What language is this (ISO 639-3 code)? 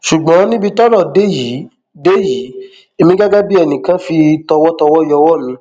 yor